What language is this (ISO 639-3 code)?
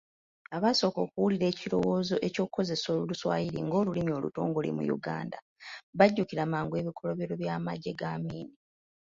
lug